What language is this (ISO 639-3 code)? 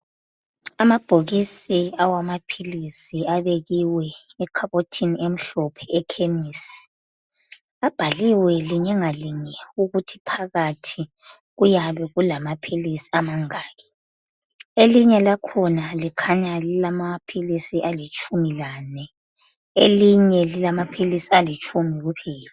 nde